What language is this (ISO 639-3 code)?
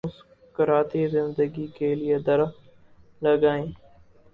urd